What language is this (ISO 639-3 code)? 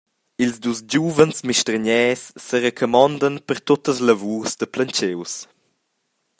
roh